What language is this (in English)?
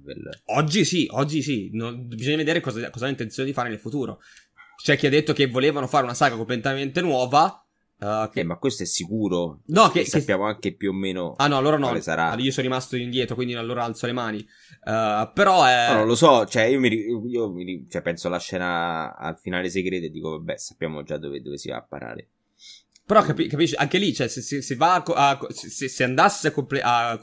Italian